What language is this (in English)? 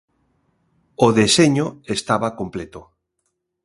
Galician